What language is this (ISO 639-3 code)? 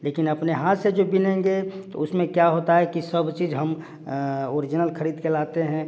hin